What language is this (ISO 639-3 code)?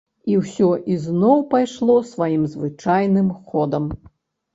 bel